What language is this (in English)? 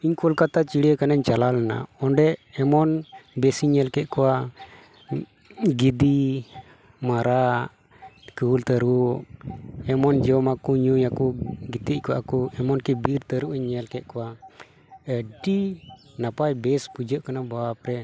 Santali